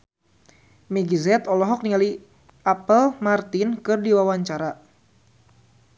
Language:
Sundanese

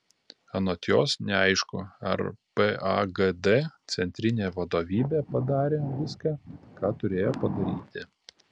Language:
Lithuanian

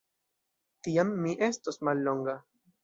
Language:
Esperanto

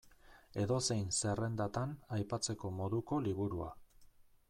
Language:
Basque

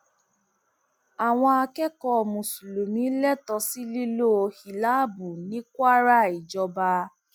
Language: Yoruba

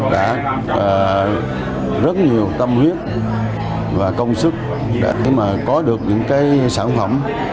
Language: Vietnamese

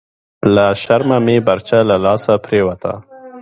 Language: Pashto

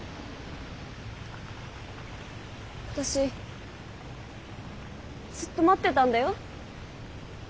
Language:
Japanese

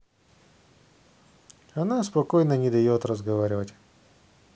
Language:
Russian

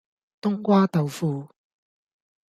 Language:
Cantonese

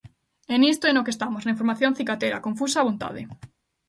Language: Galician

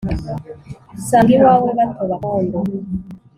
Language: Kinyarwanda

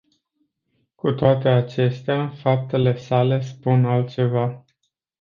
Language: Romanian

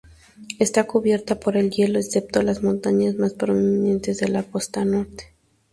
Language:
Spanish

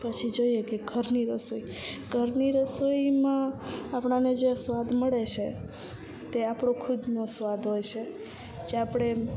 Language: Gujarati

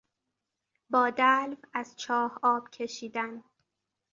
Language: Persian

